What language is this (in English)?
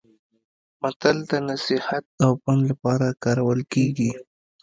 Pashto